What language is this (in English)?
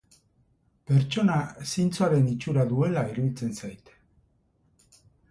Basque